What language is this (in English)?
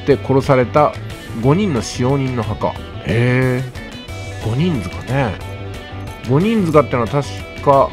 Japanese